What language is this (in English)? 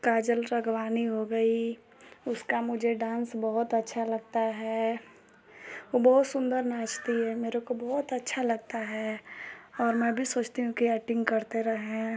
Hindi